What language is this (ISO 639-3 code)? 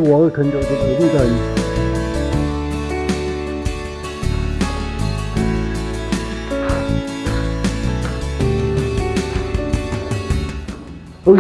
deu